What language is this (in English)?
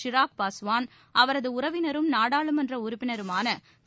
Tamil